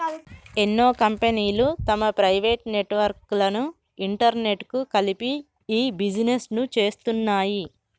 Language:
Telugu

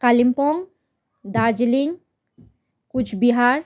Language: Nepali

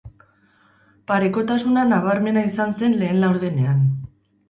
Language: Basque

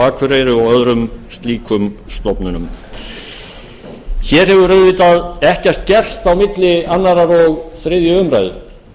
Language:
Icelandic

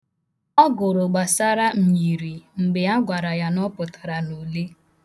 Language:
Igbo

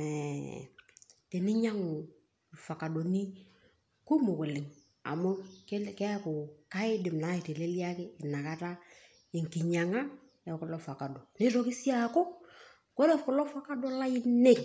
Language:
Masai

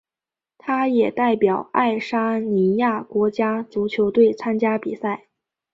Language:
Chinese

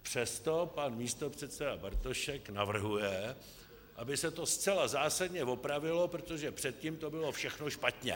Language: Czech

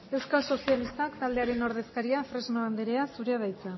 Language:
Basque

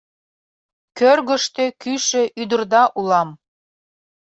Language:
Mari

